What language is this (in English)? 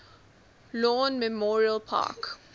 English